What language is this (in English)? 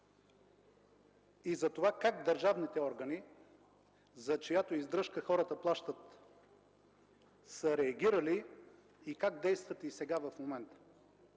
Bulgarian